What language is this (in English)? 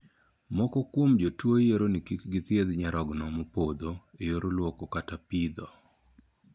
Luo (Kenya and Tanzania)